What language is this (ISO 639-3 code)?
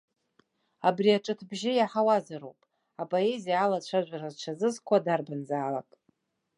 abk